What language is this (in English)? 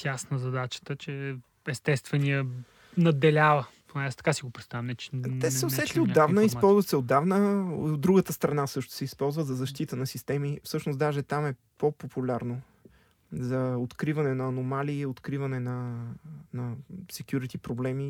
Bulgarian